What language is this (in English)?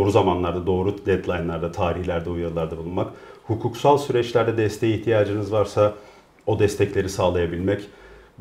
Turkish